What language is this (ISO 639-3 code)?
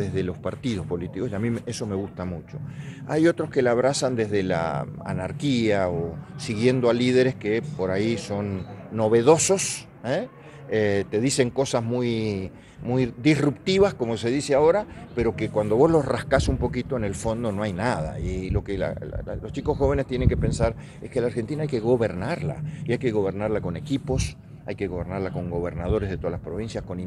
spa